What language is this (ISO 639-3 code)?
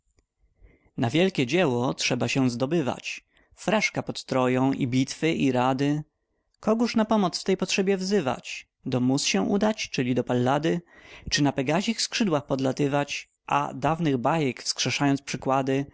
pol